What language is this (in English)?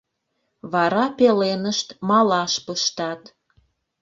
Mari